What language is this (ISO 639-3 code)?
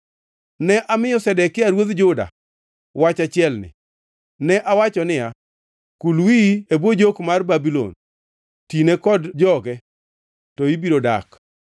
luo